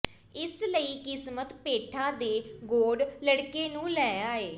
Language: Punjabi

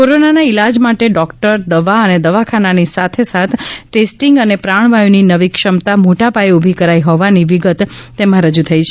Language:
Gujarati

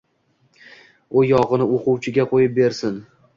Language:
Uzbek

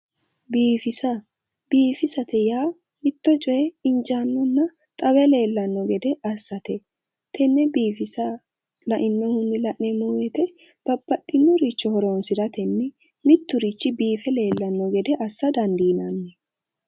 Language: Sidamo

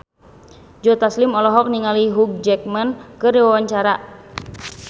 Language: Sundanese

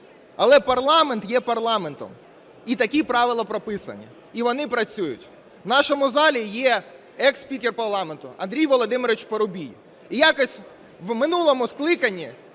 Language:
Ukrainian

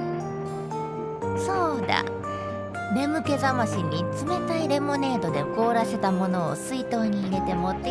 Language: Japanese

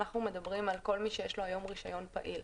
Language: Hebrew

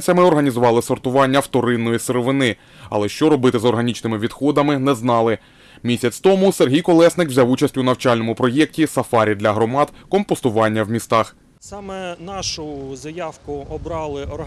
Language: Ukrainian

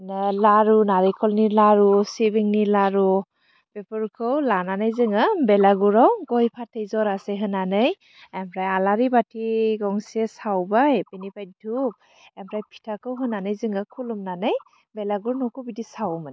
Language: Bodo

